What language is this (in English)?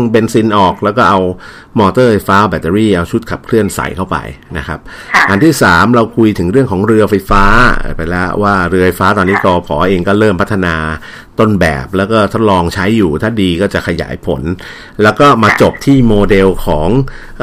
Thai